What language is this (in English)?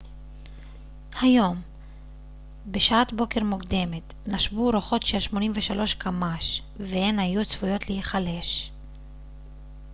Hebrew